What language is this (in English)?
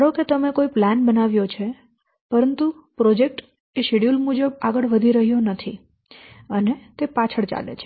Gujarati